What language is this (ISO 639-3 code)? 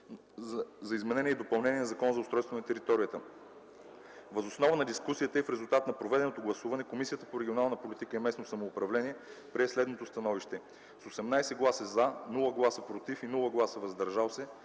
bul